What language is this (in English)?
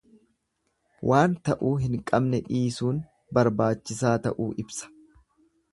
Oromo